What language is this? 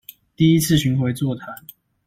Chinese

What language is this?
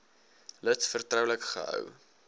Afrikaans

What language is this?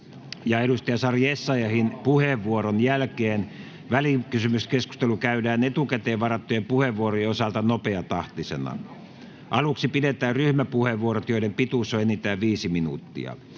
Finnish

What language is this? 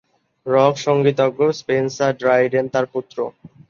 Bangla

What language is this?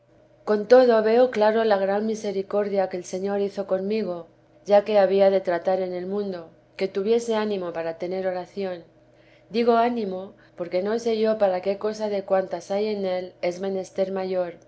Spanish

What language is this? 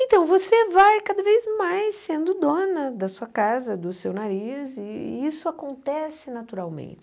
Portuguese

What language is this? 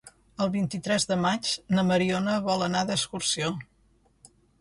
Catalan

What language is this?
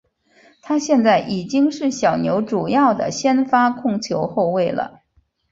Chinese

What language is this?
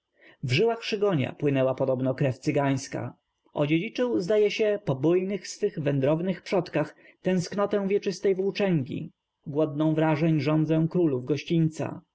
Polish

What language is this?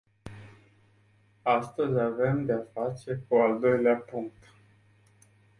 Romanian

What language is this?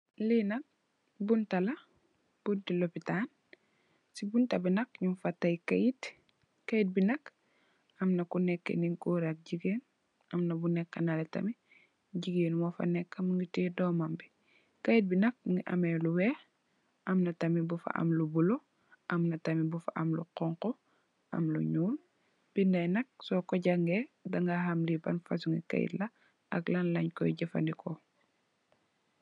Wolof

